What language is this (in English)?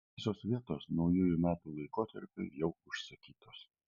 Lithuanian